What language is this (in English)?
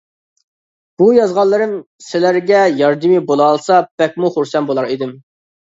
Uyghur